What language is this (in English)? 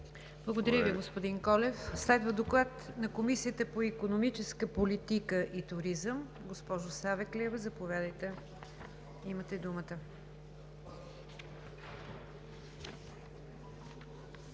Bulgarian